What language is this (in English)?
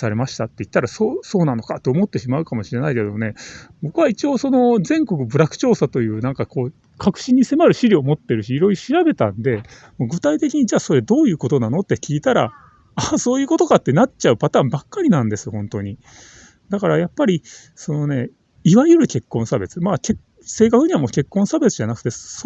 Japanese